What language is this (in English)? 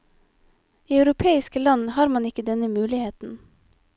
Norwegian